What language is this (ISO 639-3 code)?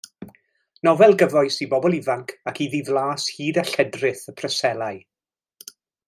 cym